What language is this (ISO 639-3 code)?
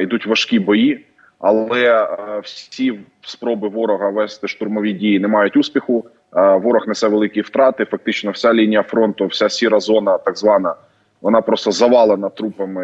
ukr